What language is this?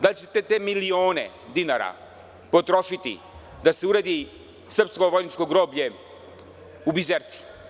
Serbian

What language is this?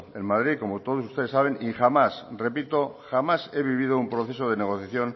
Spanish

